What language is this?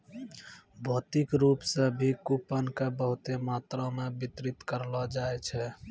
Maithili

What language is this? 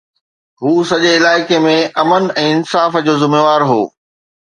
Sindhi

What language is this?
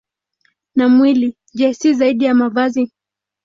Swahili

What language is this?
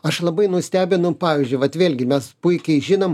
Lithuanian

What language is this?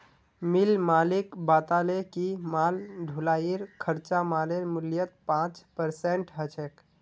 Magahi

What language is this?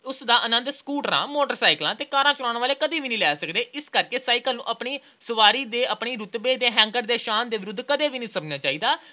Punjabi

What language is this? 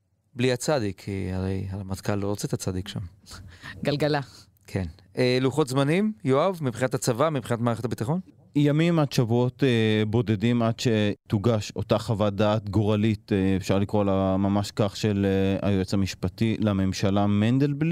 Hebrew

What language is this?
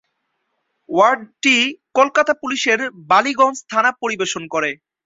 Bangla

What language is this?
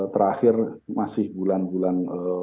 Indonesian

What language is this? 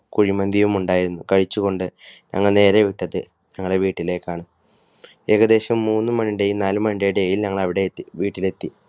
Malayalam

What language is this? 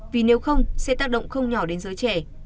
Vietnamese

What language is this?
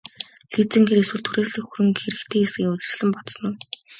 Mongolian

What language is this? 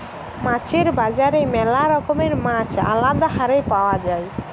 Bangla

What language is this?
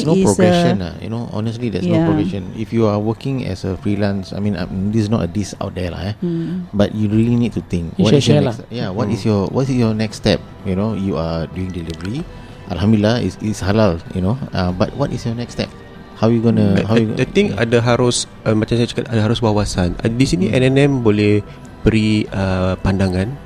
Malay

